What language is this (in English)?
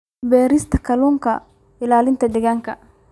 Somali